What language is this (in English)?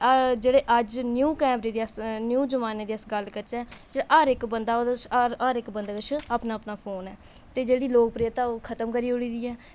Dogri